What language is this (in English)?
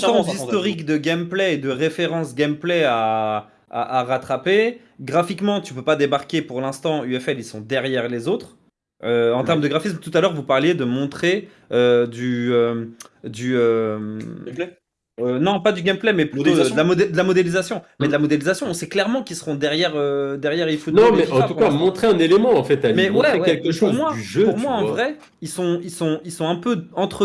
French